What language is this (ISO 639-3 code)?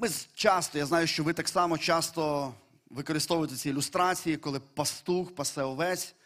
ukr